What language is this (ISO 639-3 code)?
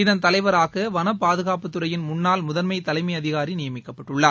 tam